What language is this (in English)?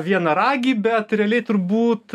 Lithuanian